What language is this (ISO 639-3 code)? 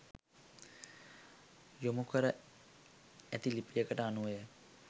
sin